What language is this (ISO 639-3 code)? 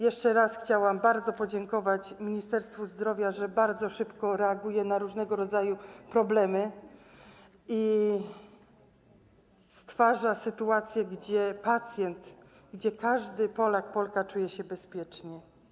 pol